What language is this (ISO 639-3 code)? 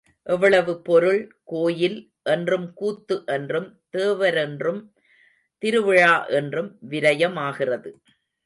tam